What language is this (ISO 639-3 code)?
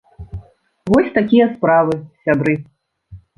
bel